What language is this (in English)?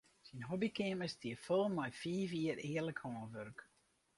Western Frisian